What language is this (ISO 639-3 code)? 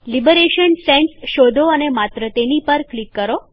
guj